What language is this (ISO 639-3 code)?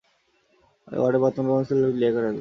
ben